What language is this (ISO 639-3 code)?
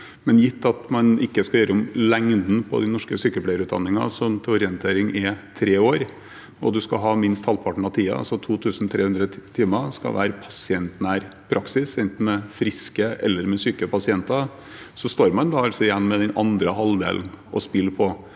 nor